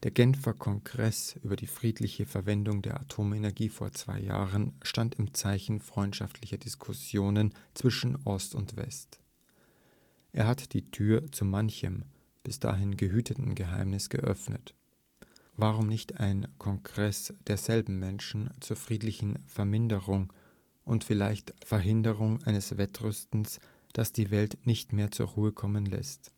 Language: German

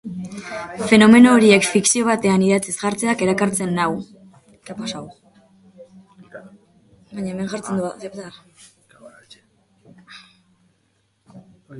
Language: Basque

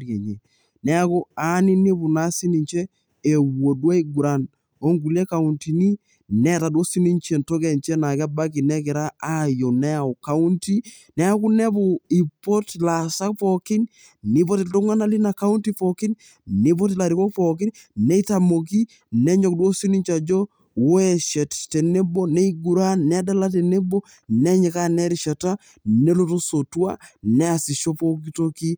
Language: Masai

